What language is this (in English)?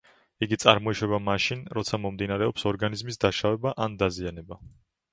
Georgian